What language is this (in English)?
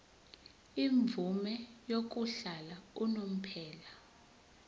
Zulu